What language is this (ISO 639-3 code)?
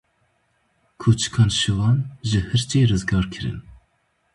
kur